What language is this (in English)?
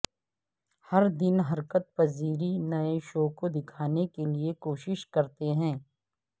Urdu